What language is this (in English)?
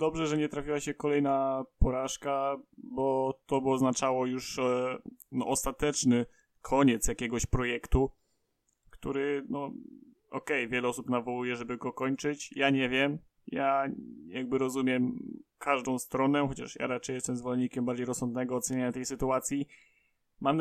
Polish